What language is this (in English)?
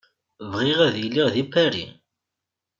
Kabyle